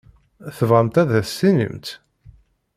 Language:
Kabyle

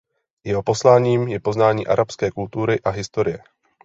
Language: Czech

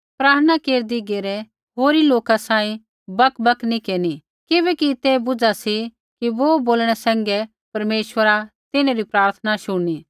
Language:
Kullu Pahari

